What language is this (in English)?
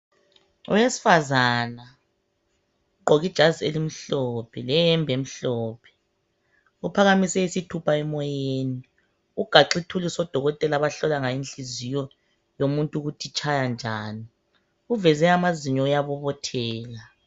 North Ndebele